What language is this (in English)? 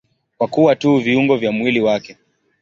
Swahili